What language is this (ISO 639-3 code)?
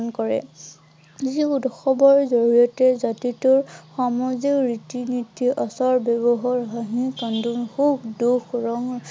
asm